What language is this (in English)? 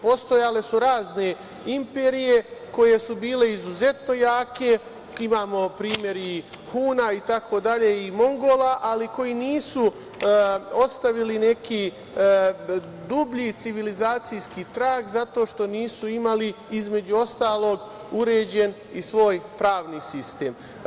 Serbian